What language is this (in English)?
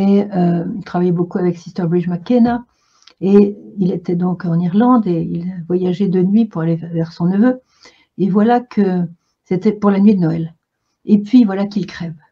French